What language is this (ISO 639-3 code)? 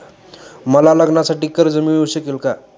mar